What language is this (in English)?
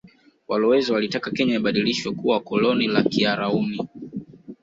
Swahili